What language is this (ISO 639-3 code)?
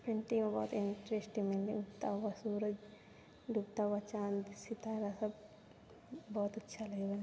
mai